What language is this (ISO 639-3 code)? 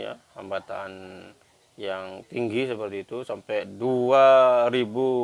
ind